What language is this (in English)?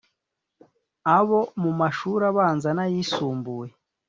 Kinyarwanda